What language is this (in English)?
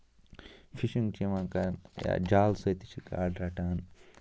Kashmiri